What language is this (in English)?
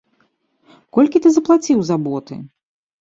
Belarusian